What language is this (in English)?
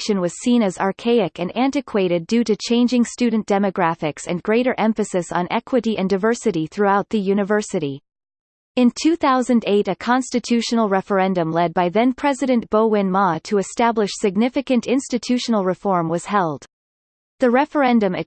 English